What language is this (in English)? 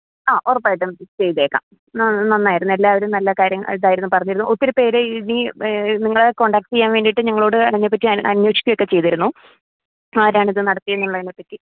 Malayalam